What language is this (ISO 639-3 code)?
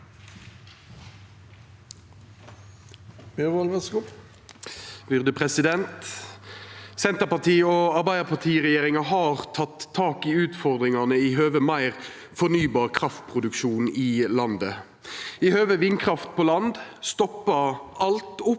nor